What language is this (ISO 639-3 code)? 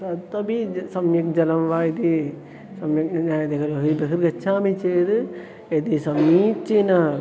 san